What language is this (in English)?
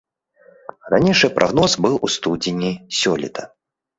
Belarusian